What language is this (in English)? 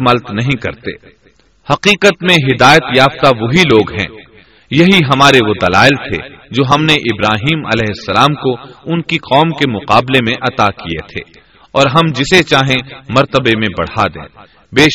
Urdu